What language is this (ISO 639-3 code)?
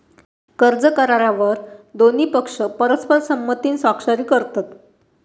mar